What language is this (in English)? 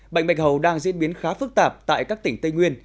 Vietnamese